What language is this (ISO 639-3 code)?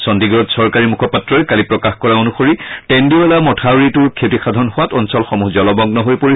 asm